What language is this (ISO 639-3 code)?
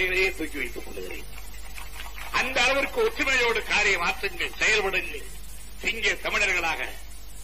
tam